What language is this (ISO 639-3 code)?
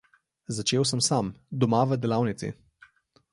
slv